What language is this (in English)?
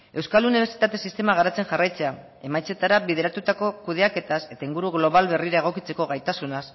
Basque